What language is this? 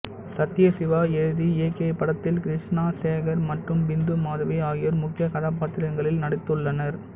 Tamil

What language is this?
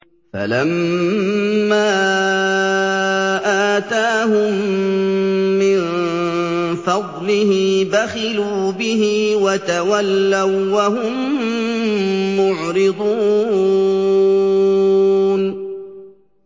Arabic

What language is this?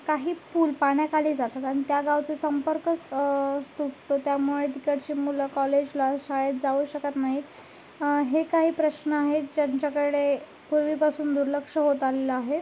Marathi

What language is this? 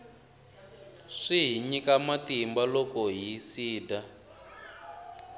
Tsonga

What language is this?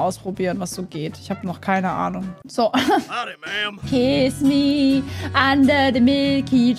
German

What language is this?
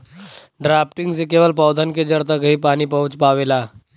Bhojpuri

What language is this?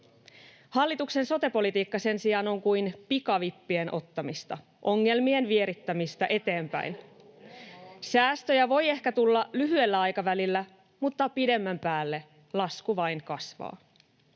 Finnish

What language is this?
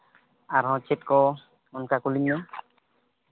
Santali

